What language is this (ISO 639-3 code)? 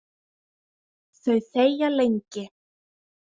isl